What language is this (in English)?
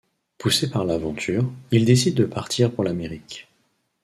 French